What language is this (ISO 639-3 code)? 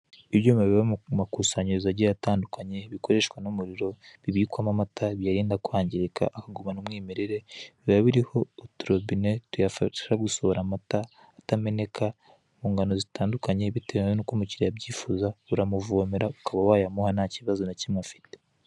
kin